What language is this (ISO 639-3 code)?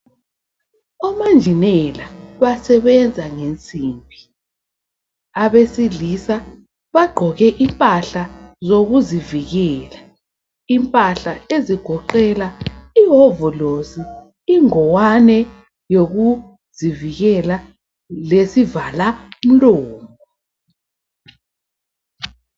nde